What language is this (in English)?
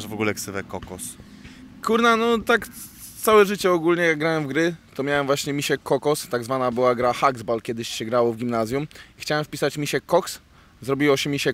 Polish